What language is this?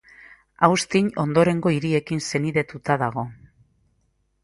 Basque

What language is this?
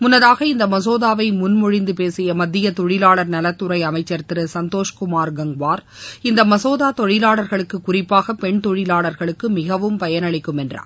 Tamil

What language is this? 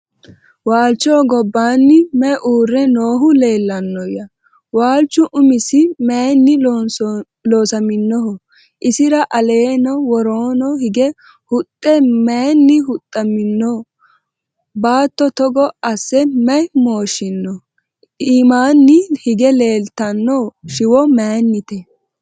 Sidamo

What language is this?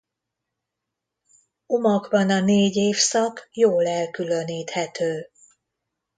Hungarian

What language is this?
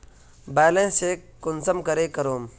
Magahi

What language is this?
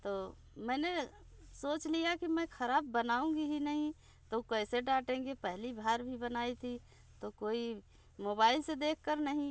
Hindi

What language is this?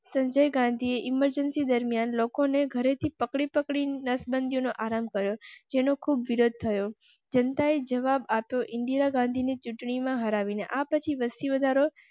Gujarati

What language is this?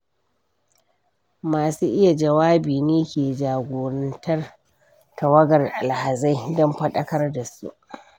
Hausa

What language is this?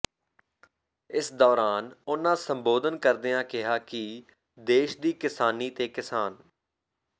Punjabi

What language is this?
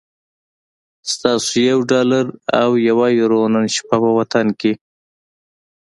Pashto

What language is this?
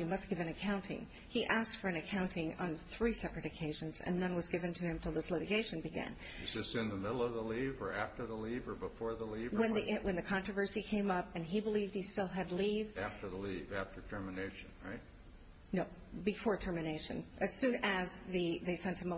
English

